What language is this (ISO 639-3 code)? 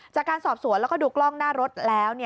tha